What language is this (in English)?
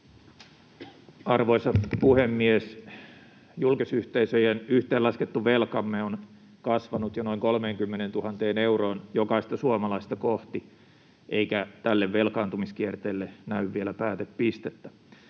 Finnish